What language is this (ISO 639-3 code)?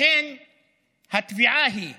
heb